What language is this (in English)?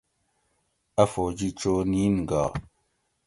Gawri